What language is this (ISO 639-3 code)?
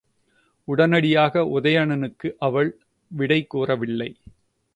tam